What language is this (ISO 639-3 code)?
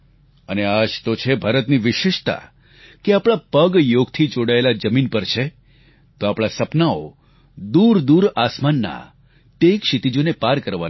guj